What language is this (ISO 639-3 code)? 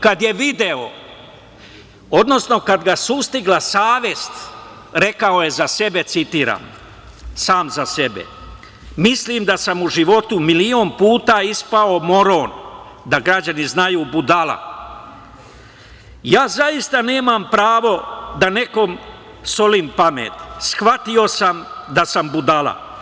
srp